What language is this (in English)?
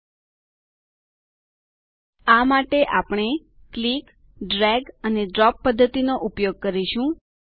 Gujarati